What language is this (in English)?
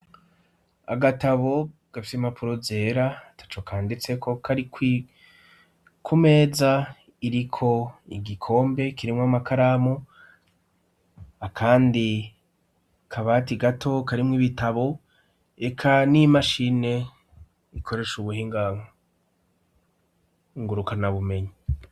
Rundi